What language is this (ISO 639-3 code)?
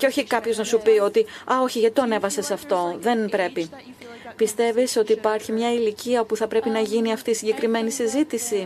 ell